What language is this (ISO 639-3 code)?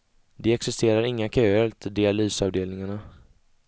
swe